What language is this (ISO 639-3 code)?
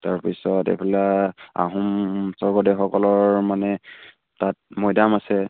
asm